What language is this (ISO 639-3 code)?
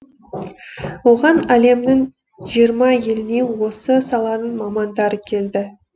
kaz